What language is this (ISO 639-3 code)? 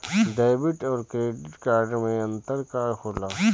bho